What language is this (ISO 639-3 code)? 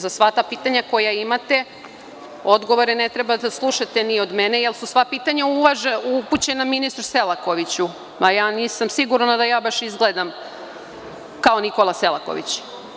srp